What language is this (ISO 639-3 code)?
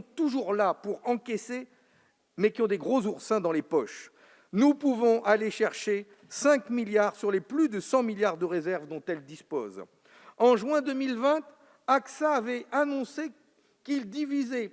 fra